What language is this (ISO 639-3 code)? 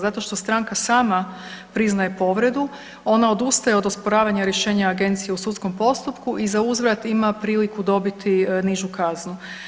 hrv